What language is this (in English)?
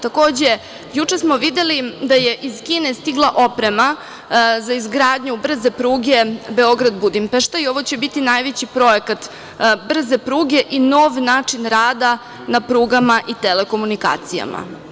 Serbian